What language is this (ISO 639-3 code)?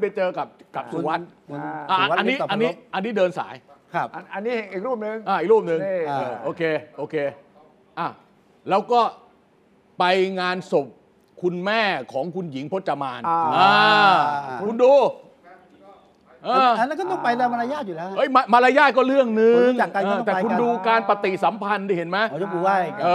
tha